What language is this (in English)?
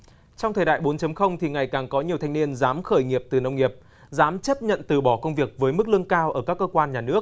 Vietnamese